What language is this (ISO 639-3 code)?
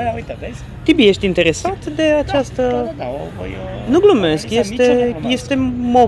ron